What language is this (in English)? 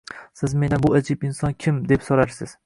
Uzbek